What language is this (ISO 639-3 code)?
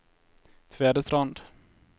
nor